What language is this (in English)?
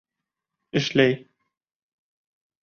Bashkir